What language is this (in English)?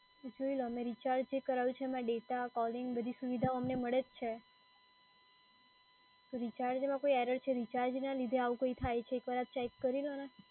Gujarati